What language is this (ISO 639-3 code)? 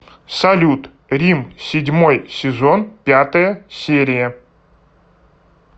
rus